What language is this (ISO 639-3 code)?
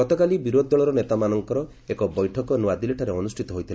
ori